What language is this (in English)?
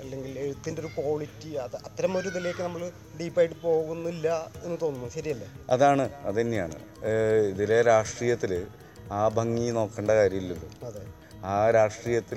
Malayalam